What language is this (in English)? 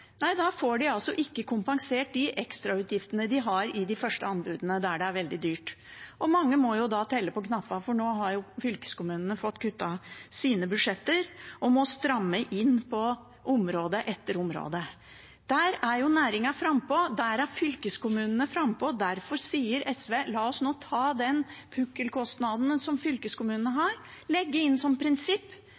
Norwegian Bokmål